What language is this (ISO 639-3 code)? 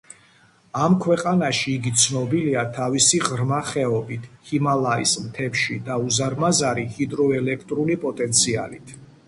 kat